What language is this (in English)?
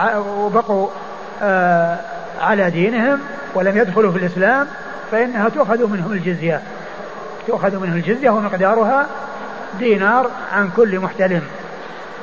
Arabic